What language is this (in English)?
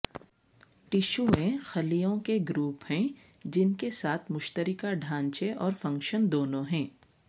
Urdu